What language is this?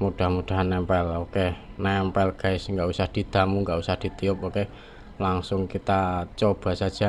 Indonesian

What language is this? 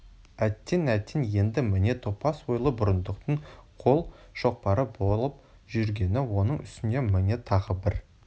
Kazakh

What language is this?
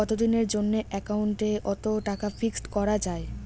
Bangla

